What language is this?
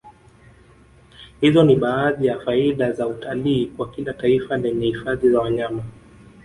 Swahili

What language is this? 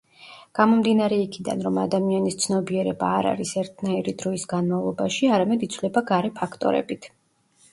Georgian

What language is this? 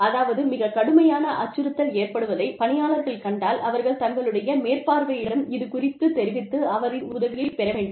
Tamil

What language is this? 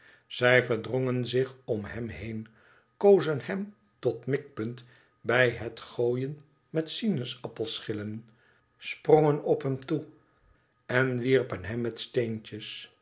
Dutch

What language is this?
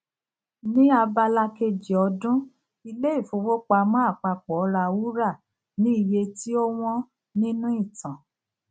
Yoruba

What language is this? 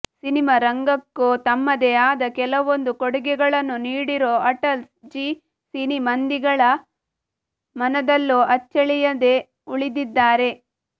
Kannada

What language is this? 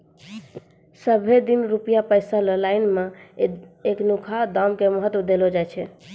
Maithili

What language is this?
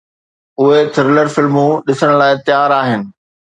Sindhi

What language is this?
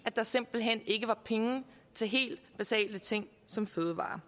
Danish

